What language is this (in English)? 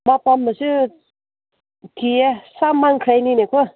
Manipuri